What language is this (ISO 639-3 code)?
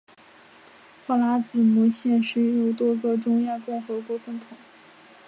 zho